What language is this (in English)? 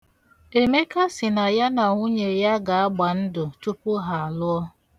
Igbo